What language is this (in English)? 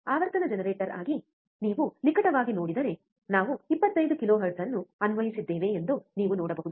Kannada